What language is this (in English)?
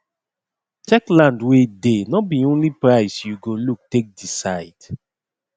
Nigerian Pidgin